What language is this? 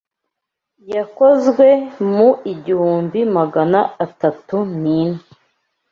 Kinyarwanda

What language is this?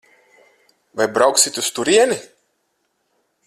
Latvian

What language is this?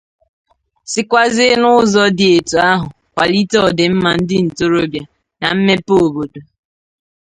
Igbo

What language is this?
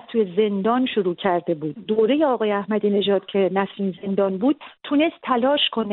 Persian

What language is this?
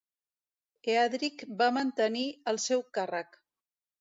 Catalan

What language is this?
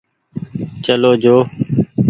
Goaria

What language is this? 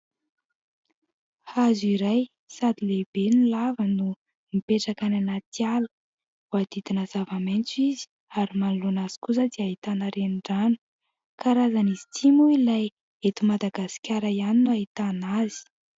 Malagasy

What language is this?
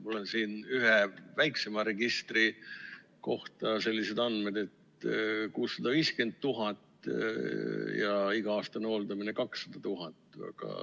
Estonian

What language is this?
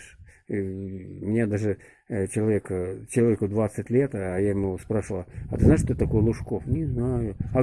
Russian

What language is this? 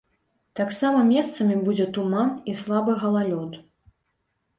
Belarusian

